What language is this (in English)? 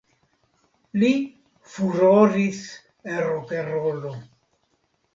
Esperanto